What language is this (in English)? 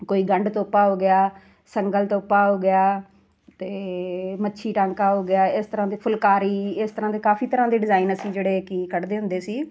Punjabi